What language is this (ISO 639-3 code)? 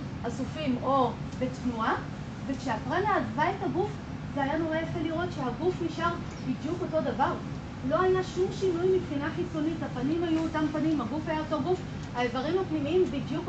heb